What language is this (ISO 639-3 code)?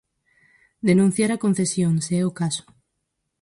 glg